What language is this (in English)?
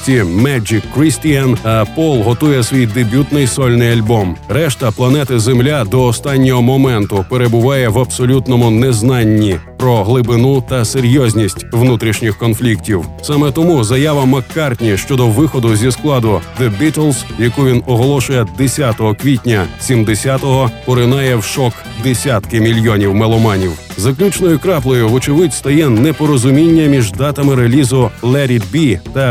Ukrainian